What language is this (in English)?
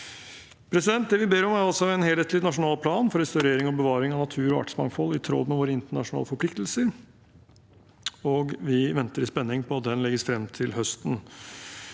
Norwegian